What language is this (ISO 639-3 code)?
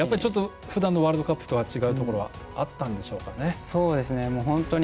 jpn